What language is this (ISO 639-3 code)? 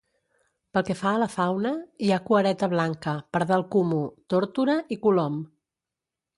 cat